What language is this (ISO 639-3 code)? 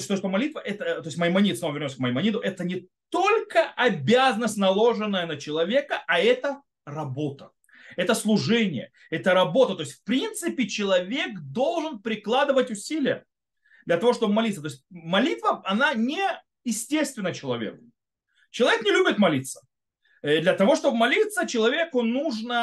rus